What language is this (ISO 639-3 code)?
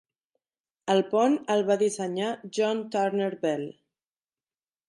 cat